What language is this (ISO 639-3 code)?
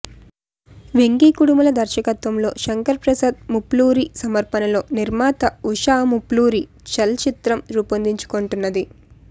tel